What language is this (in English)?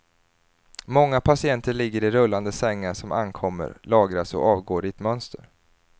Swedish